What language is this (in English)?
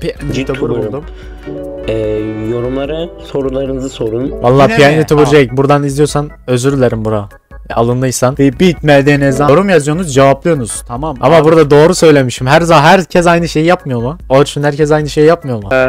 Turkish